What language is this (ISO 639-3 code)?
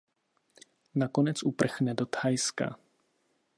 ces